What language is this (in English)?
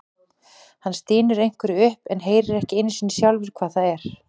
Icelandic